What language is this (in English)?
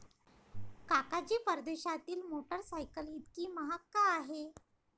Marathi